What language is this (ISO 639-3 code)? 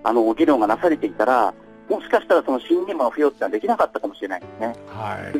jpn